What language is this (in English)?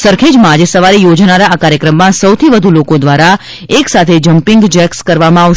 Gujarati